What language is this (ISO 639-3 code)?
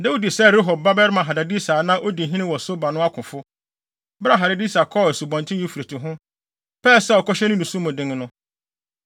aka